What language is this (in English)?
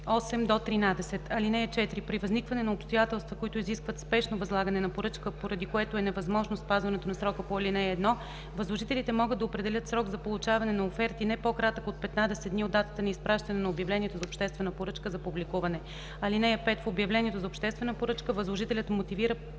Bulgarian